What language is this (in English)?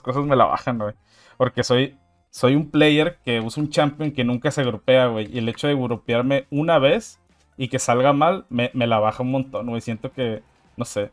Spanish